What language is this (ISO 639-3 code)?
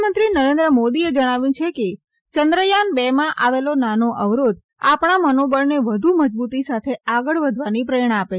guj